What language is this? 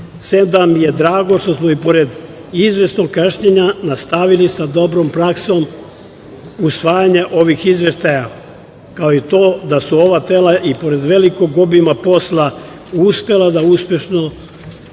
Serbian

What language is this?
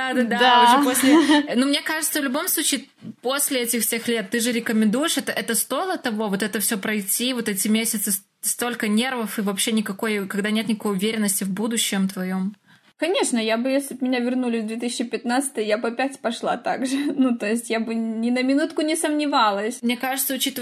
Russian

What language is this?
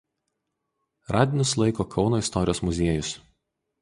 Lithuanian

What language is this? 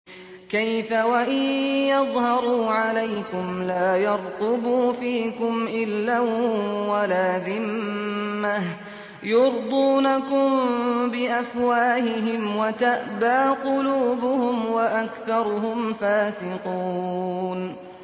Arabic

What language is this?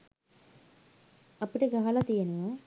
Sinhala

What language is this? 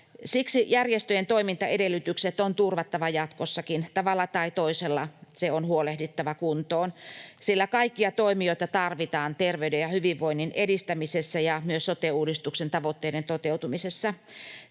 Finnish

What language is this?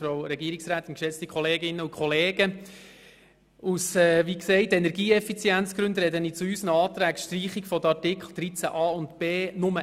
Swiss German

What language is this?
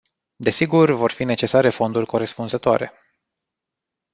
Romanian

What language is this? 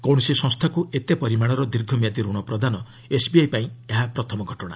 Odia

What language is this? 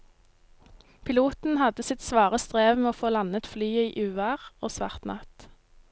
Norwegian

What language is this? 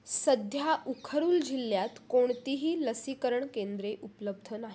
Marathi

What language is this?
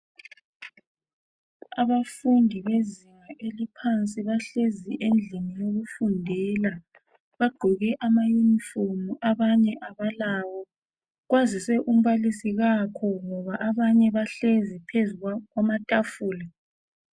North Ndebele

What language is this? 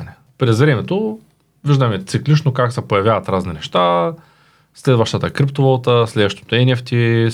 Bulgarian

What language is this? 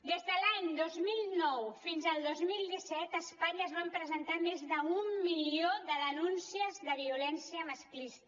Catalan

